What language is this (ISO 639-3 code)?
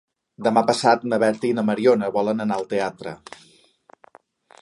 cat